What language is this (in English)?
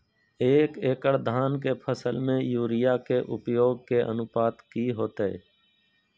Magahi